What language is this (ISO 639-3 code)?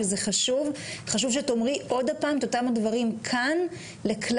heb